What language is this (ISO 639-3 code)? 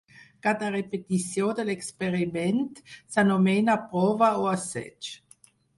cat